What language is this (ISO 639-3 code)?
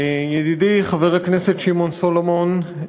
heb